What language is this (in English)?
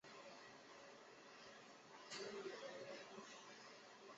Chinese